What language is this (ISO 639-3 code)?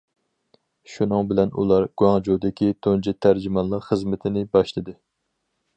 uig